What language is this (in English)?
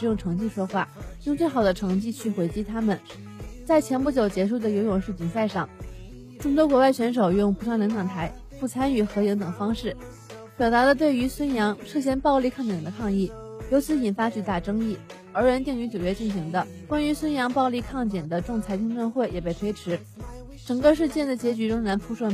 Chinese